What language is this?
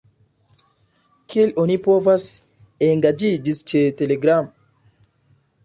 Esperanto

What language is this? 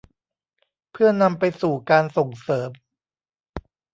Thai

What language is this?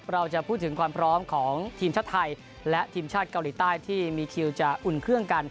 Thai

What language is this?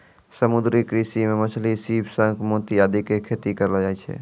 Maithili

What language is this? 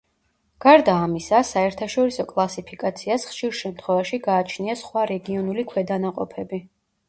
Georgian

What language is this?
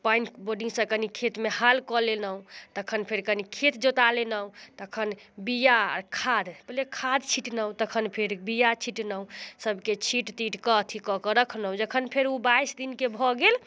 Maithili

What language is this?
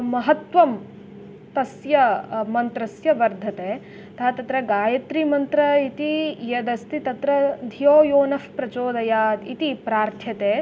Sanskrit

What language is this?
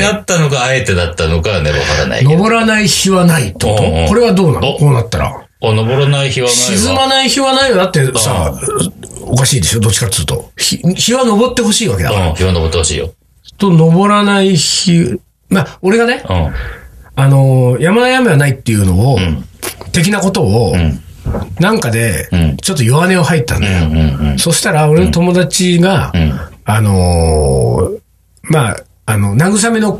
Japanese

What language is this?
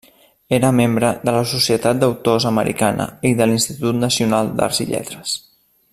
Catalan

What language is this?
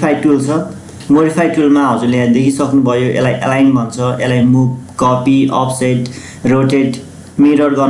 Romanian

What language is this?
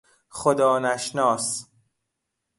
Persian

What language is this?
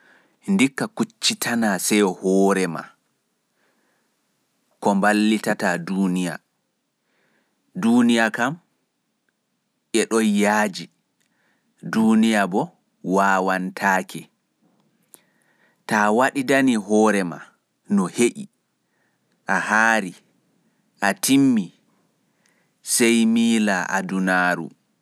Pular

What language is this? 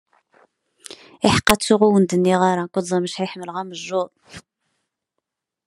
Kabyle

